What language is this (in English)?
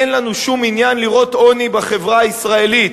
Hebrew